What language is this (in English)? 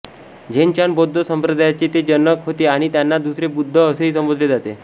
Marathi